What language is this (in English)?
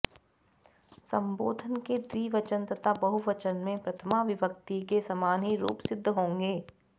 Sanskrit